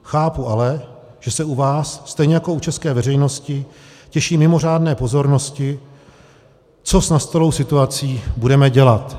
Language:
Czech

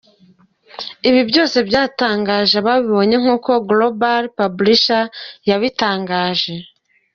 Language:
Kinyarwanda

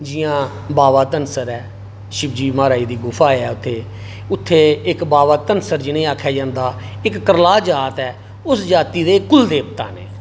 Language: Dogri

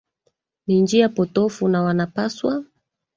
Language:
Swahili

